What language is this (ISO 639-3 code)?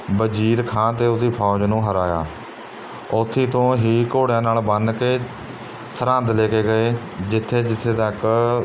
pan